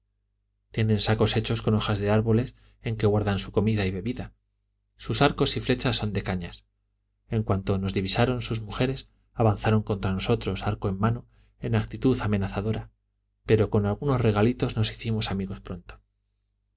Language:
Spanish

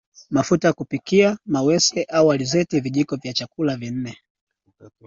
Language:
Swahili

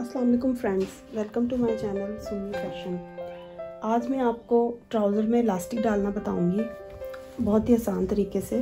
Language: Hindi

